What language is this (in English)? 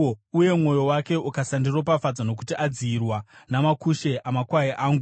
Shona